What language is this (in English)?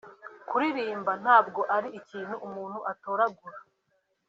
Kinyarwanda